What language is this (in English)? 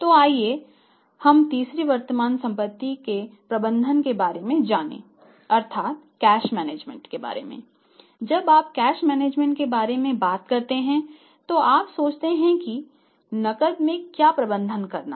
Hindi